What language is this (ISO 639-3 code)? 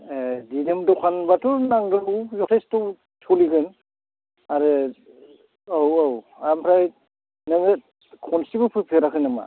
brx